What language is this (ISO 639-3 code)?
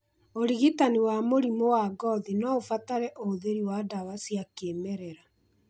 kik